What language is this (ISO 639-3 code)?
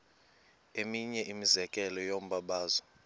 xho